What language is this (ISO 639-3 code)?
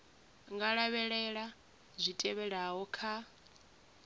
ven